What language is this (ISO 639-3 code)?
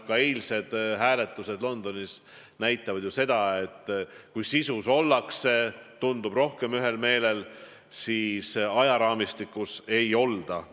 est